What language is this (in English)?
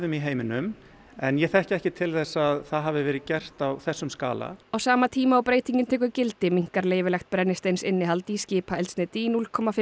Icelandic